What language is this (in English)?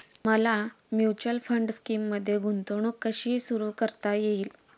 Marathi